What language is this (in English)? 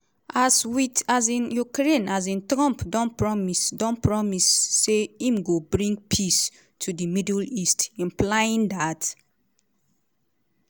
Nigerian Pidgin